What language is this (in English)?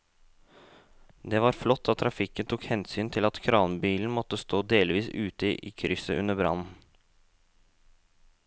Norwegian